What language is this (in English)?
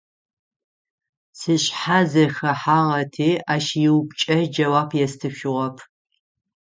Adyghe